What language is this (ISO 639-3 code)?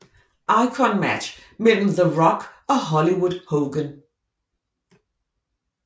dan